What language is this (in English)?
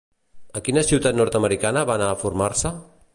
Catalan